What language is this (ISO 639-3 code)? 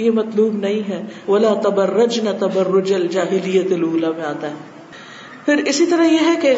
urd